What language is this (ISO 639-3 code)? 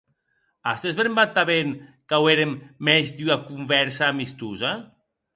oci